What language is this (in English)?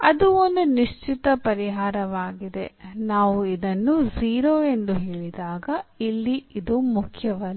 Kannada